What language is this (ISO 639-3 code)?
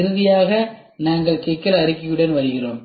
tam